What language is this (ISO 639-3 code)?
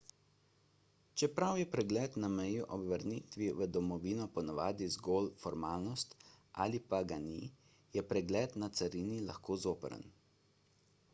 slv